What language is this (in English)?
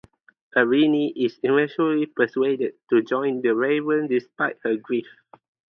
English